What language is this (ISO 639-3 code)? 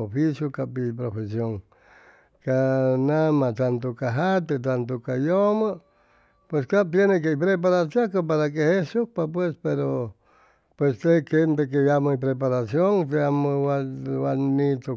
zoh